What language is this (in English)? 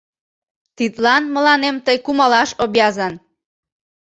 Mari